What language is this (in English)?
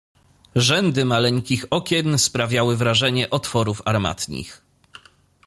Polish